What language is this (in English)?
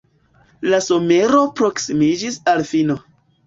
Esperanto